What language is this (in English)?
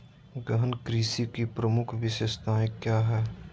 Magahi